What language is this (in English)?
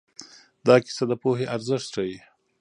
Pashto